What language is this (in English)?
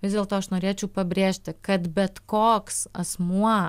Lithuanian